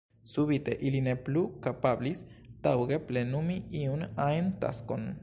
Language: Esperanto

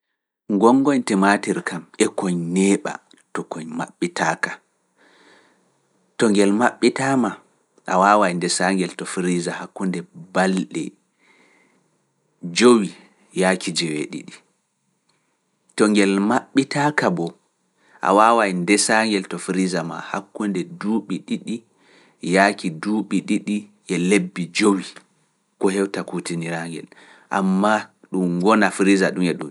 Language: Fula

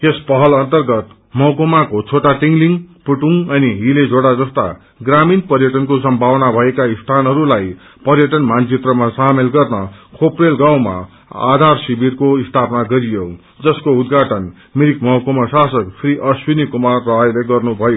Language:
Nepali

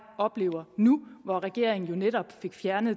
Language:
Danish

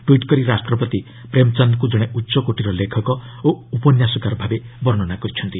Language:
Odia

